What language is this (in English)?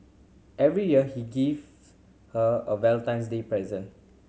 English